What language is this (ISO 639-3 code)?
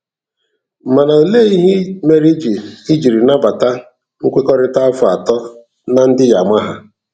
ibo